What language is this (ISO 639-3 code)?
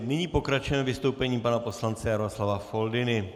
ces